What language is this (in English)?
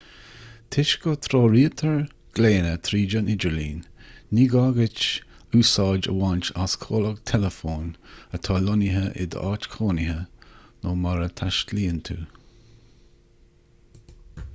Irish